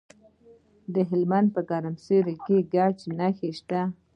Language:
Pashto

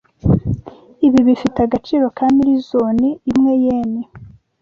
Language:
Kinyarwanda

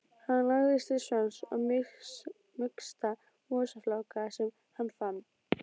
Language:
Icelandic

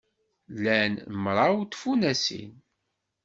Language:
Kabyle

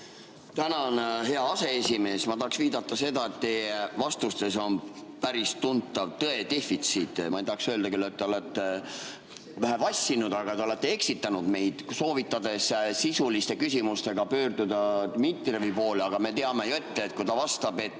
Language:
Estonian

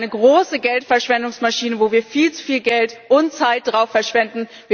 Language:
German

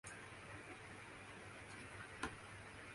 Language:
Urdu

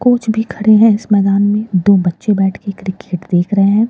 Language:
Hindi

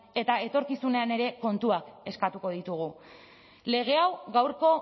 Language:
Basque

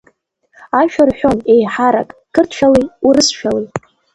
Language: Abkhazian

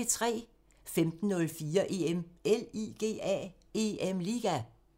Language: Danish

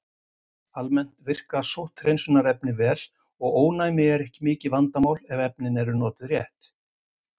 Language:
Icelandic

